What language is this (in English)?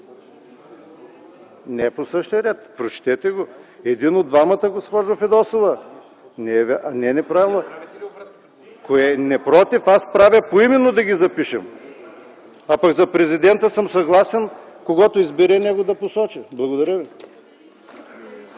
Bulgarian